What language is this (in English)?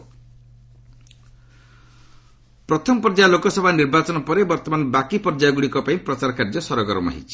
Odia